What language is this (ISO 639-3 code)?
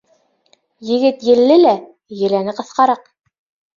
bak